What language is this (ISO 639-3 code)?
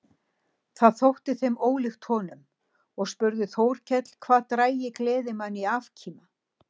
isl